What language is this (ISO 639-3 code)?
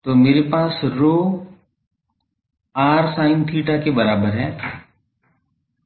hin